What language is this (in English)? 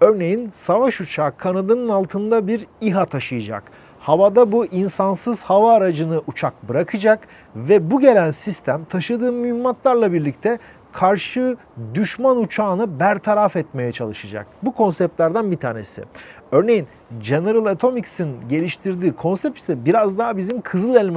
Turkish